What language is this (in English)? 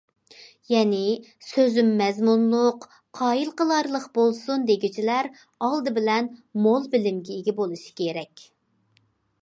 Uyghur